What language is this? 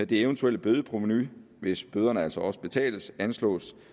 Danish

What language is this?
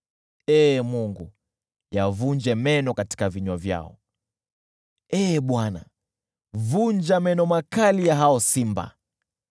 Swahili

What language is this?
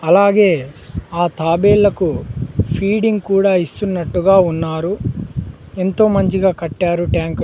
Telugu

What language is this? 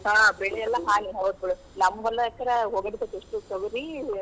Kannada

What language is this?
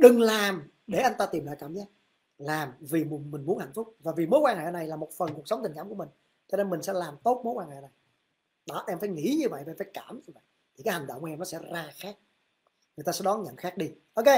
Vietnamese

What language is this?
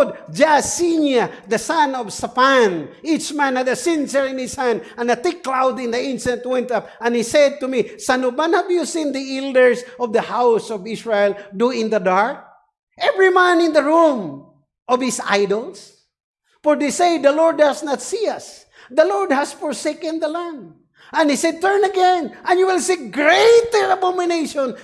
English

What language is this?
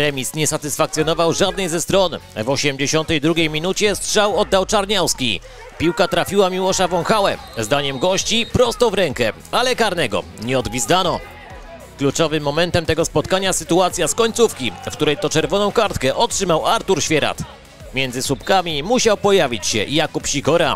Polish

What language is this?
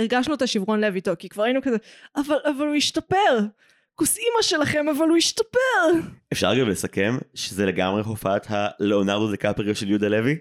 Hebrew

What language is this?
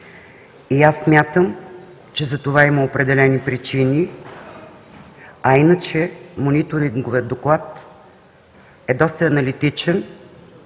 Bulgarian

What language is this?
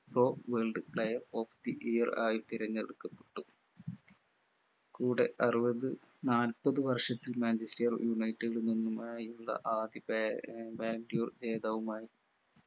Malayalam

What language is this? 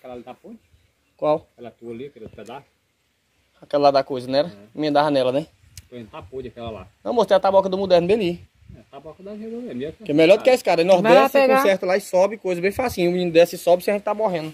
Portuguese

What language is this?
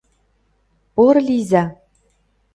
Mari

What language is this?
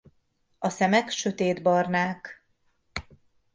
Hungarian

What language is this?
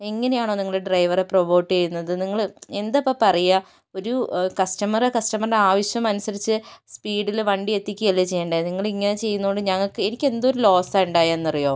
Malayalam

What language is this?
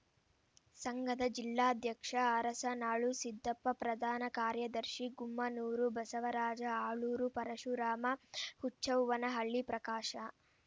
Kannada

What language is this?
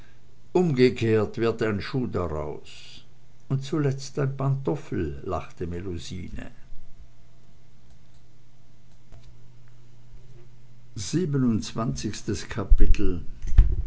German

